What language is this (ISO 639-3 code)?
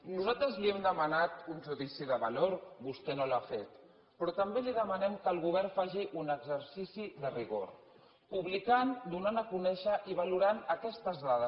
cat